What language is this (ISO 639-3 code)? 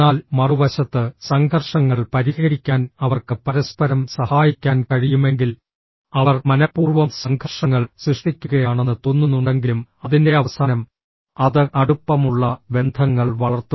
mal